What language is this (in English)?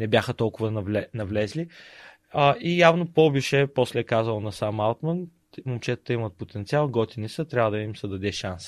Bulgarian